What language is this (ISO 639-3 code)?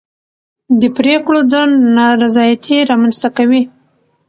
pus